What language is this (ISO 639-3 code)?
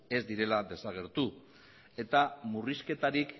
eus